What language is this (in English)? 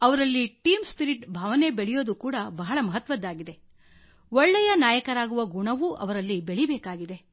Kannada